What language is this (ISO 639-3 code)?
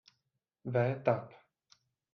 ces